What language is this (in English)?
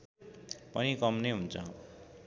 Nepali